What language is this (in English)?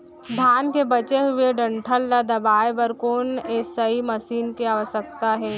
Chhattisgarhi